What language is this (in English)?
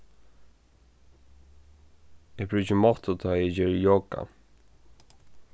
Faroese